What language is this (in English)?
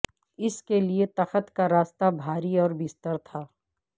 Urdu